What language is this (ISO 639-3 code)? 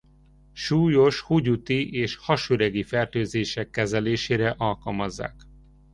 hun